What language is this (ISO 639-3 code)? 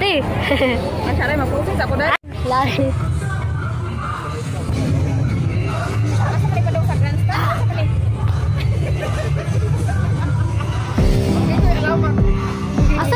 eng